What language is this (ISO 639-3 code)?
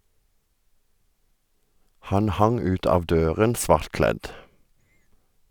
nor